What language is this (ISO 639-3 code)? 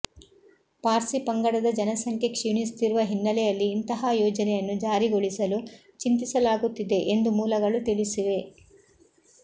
kan